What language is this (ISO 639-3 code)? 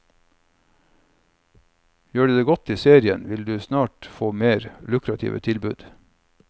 nor